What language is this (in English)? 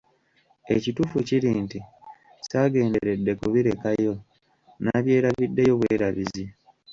Ganda